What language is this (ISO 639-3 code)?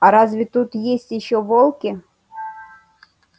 rus